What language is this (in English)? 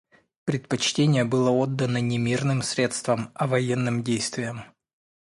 Russian